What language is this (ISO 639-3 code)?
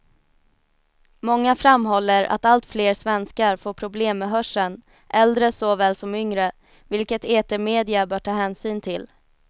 swe